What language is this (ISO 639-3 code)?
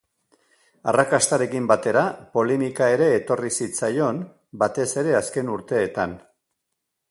eus